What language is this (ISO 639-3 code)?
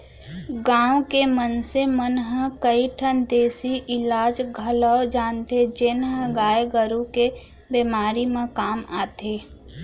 hne